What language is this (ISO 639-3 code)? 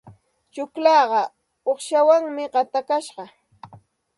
qxt